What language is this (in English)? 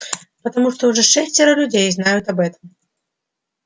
Russian